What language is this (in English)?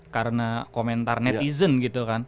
Indonesian